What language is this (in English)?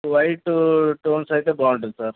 Telugu